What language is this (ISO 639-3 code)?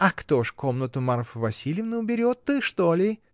rus